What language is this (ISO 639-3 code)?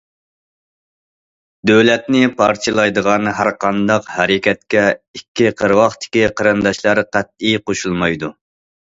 uig